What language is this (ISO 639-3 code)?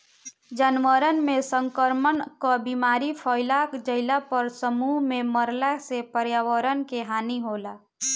bho